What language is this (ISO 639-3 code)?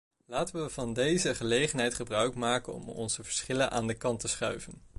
nld